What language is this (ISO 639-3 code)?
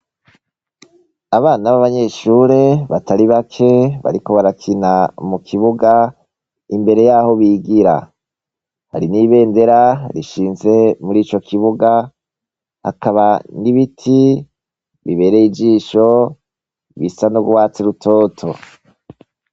run